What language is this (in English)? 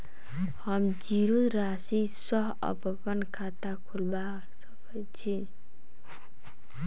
Maithili